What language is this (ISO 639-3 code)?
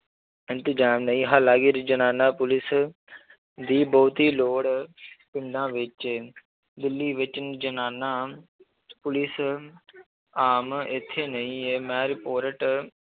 pan